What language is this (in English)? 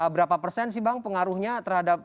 Indonesian